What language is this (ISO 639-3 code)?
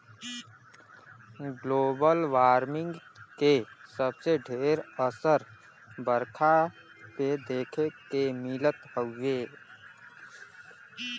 bho